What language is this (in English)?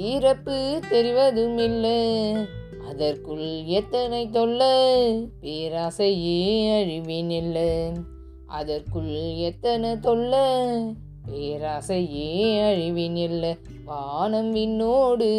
Tamil